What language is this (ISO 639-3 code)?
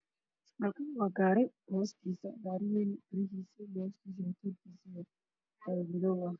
som